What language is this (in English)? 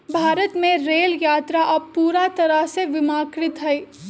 Magahi